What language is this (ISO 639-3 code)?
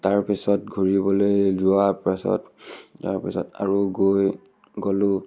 asm